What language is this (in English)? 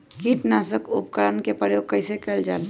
Magahi